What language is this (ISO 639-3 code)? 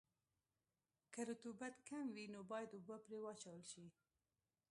pus